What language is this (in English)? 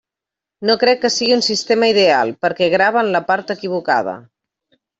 Catalan